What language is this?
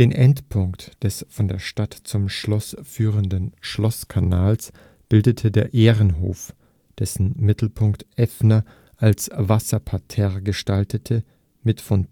German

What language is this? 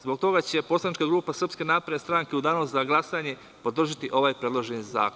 Serbian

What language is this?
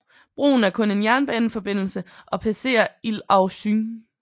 Danish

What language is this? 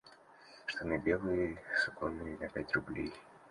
Russian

